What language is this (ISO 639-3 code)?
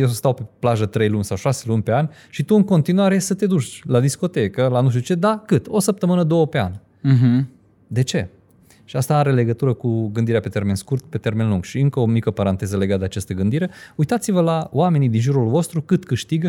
ron